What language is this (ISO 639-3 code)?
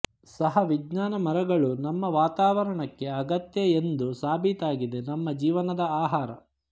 kan